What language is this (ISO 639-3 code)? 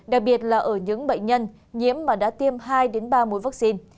vie